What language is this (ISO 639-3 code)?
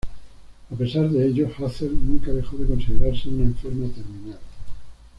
spa